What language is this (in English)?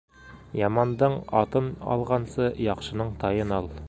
Bashkir